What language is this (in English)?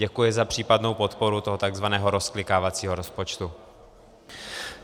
Czech